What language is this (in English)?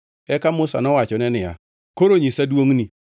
Luo (Kenya and Tanzania)